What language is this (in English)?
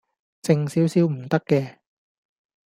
Cantonese